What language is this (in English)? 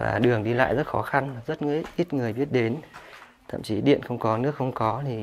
Vietnamese